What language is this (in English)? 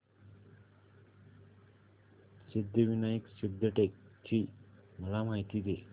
Marathi